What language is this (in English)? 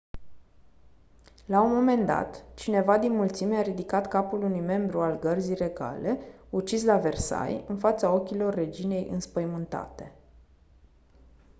Romanian